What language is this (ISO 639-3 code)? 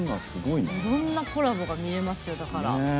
jpn